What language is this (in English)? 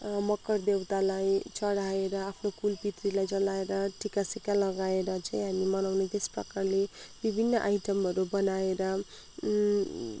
Nepali